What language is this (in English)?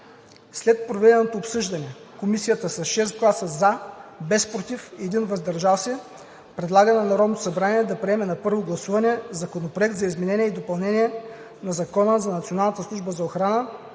Bulgarian